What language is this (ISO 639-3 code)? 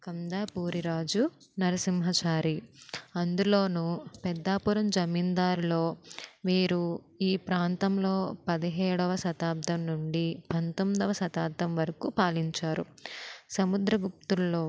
tel